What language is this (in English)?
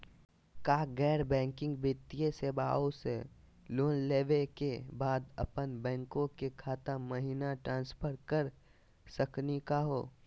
Magahi